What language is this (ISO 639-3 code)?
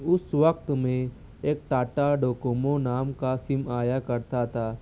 urd